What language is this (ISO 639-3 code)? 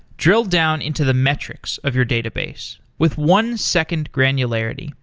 eng